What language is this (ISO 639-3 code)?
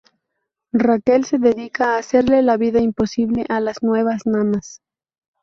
spa